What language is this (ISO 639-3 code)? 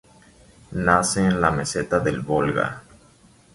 spa